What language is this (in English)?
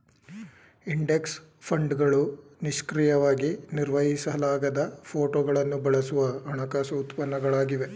Kannada